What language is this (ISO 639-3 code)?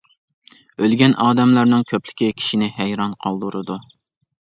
uig